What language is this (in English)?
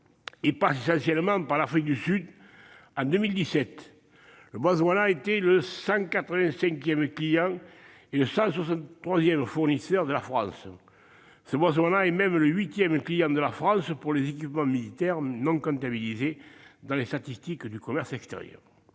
French